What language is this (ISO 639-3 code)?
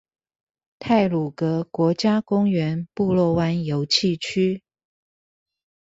zho